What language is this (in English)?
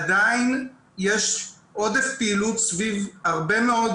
Hebrew